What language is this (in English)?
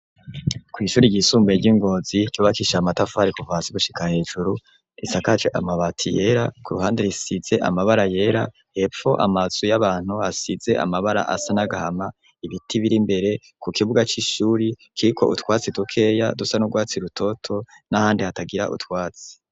Rundi